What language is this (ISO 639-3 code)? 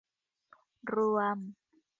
tha